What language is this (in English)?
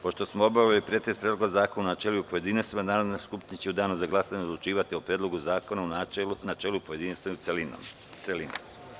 Serbian